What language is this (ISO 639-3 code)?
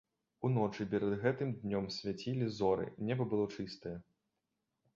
bel